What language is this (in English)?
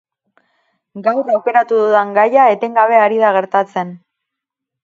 Basque